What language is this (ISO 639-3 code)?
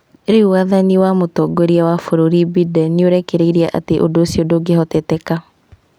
kik